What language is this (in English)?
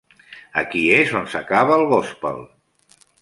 Catalan